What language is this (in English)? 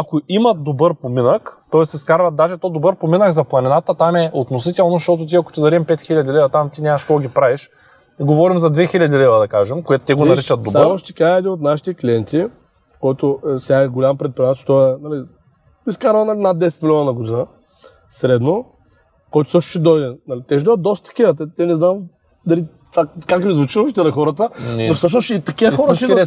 Bulgarian